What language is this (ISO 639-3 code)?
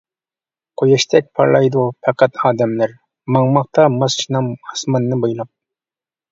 uig